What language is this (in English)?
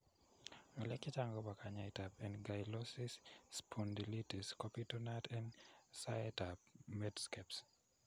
Kalenjin